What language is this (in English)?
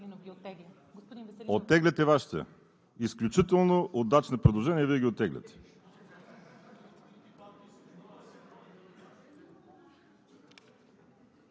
Bulgarian